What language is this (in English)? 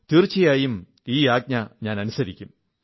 Malayalam